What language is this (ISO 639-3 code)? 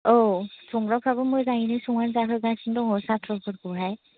brx